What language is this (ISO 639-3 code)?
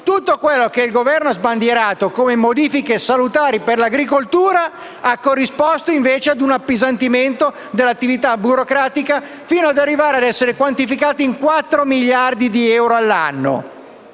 ita